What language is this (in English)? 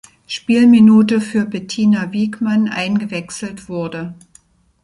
German